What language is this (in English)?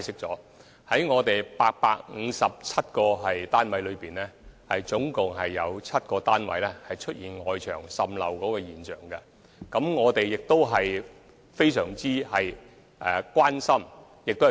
Cantonese